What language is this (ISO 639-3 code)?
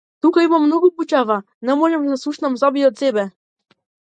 mkd